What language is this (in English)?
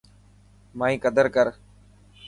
Dhatki